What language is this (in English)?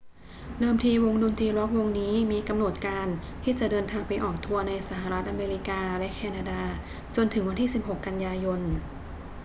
Thai